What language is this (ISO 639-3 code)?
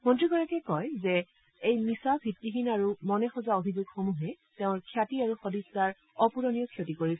asm